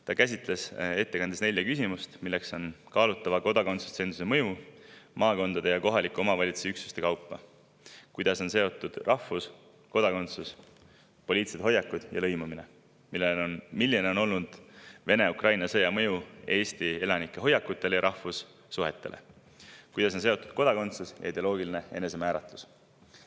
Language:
Estonian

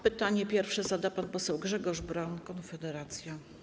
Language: Polish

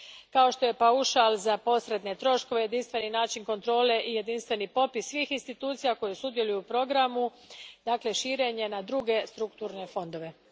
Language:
Croatian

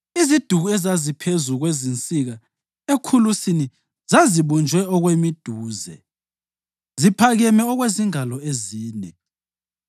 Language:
North Ndebele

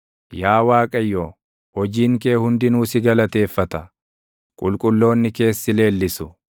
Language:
Oromo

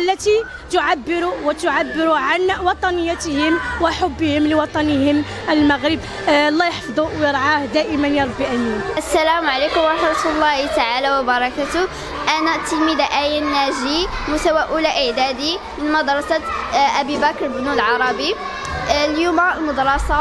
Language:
Arabic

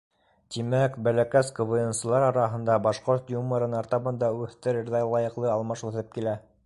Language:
Bashkir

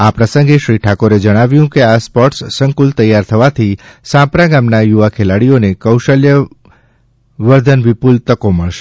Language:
Gujarati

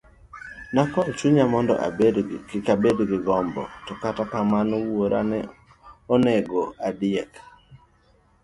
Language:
Luo (Kenya and Tanzania)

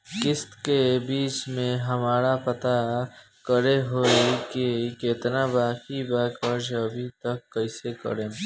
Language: Bhojpuri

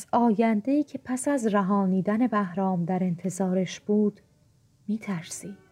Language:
Persian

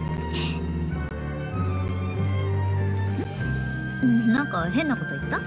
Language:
Japanese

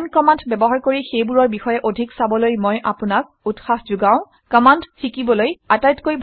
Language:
Assamese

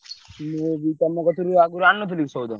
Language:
Odia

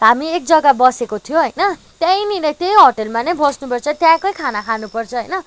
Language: Nepali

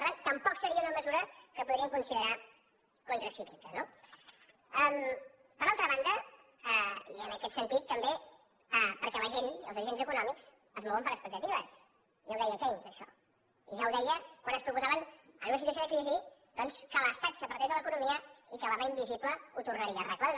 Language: Catalan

